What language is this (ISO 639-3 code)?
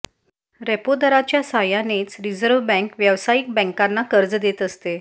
mar